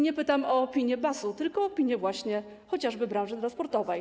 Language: Polish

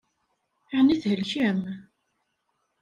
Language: Kabyle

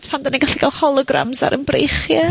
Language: Welsh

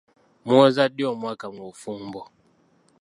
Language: Ganda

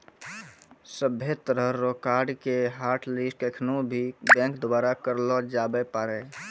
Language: Maithili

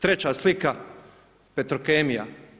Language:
Croatian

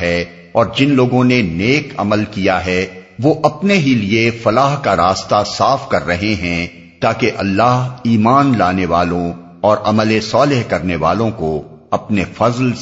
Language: Urdu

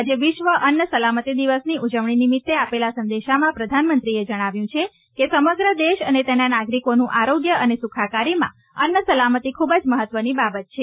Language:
Gujarati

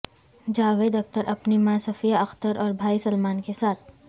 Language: Urdu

